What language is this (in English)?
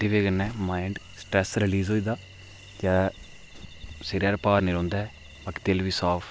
Dogri